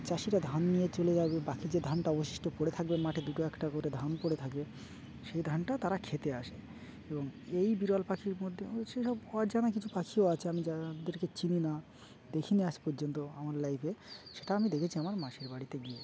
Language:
Bangla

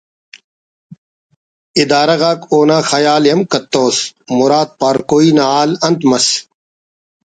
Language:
Brahui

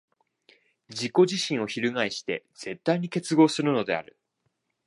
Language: Japanese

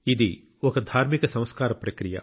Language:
Telugu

